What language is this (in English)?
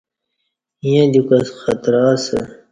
Kati